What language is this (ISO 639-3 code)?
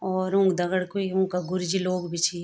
gbm